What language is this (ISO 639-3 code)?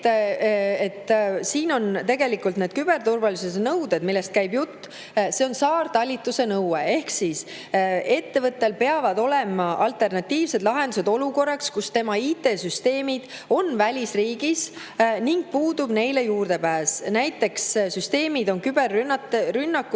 est